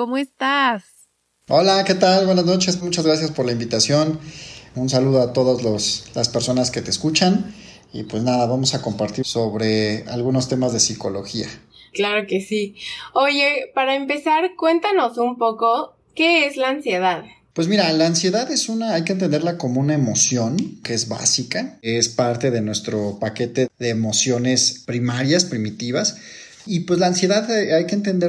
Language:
Spanish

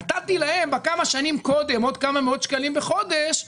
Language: Hebrew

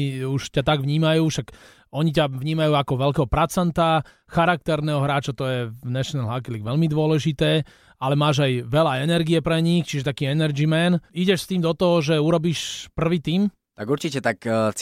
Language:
Slovak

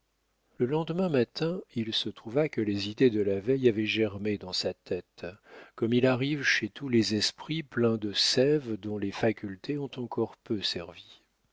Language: French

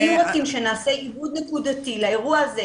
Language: Hebrew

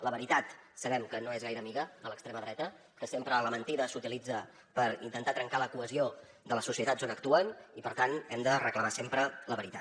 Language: Catalan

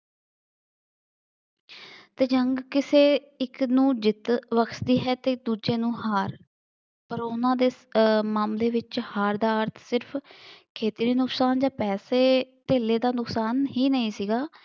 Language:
Punjabi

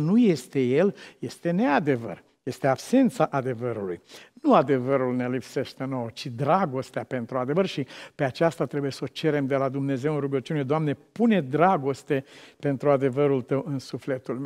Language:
Romanian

